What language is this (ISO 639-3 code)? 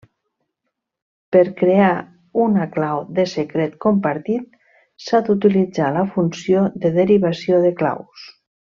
cat